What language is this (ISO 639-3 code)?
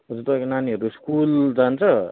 nep